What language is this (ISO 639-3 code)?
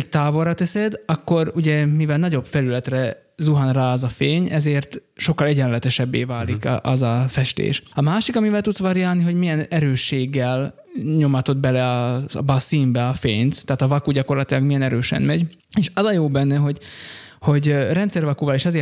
hun